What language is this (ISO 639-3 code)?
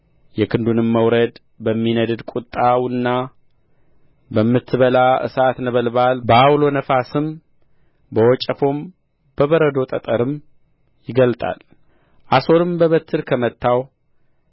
amh